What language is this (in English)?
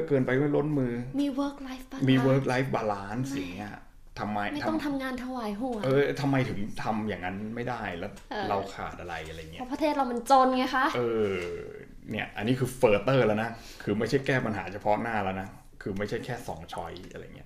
Thai